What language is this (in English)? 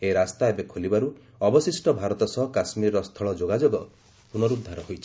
Odia